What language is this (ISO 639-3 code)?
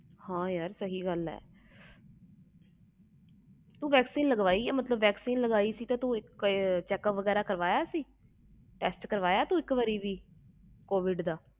pan